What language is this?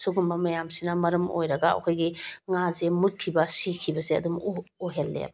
Manipuri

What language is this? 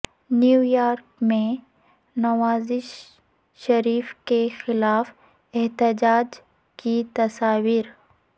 Urdu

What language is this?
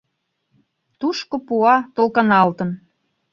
Mari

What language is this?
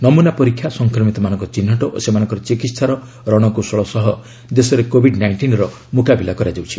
Odia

